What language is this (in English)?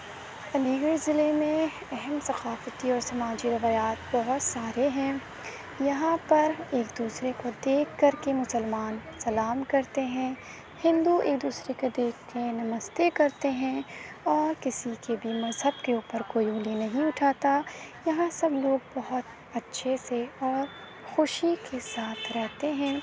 Urdu